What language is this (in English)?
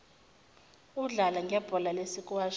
Zulu